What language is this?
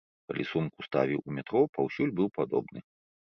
Belarusian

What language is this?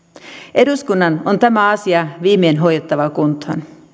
Finnish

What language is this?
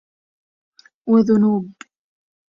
Arabic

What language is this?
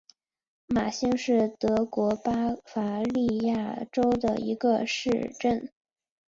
Chinese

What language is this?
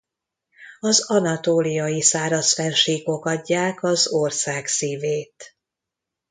Hungarian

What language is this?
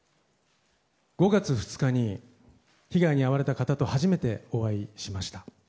Japanese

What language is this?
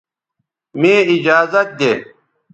Bateri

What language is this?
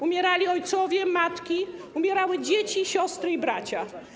Polish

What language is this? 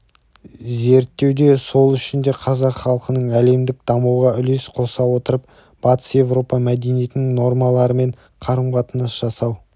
Kazakh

